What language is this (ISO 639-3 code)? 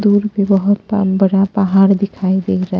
hin